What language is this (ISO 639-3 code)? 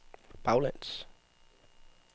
dan